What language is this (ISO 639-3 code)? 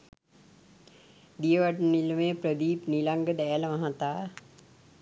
sin